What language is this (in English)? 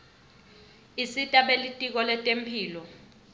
Swati